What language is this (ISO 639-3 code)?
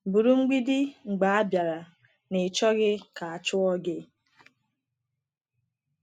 ibo